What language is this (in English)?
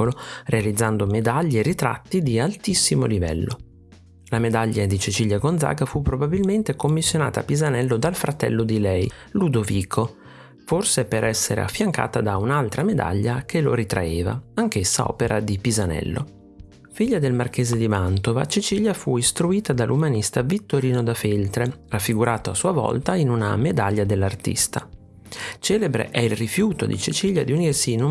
Italian